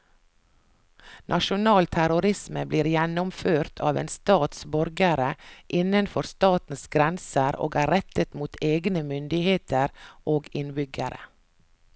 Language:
Norwegian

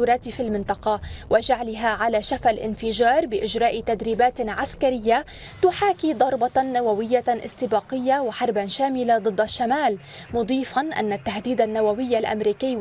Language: Arabic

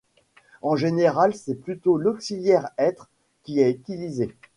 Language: French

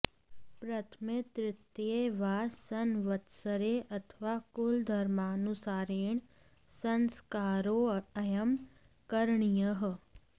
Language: Sanskrit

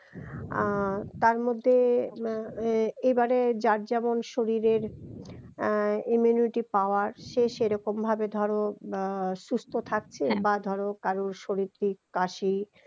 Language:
Bangla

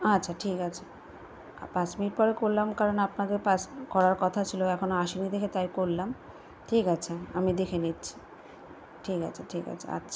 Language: Bangla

